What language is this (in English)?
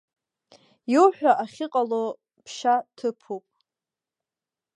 Abkhazian